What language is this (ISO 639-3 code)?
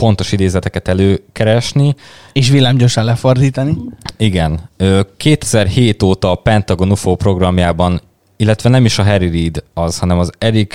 hun